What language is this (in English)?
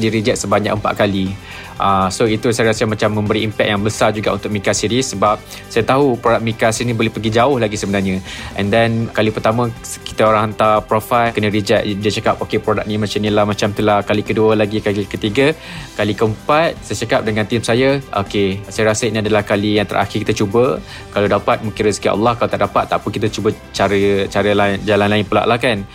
Malay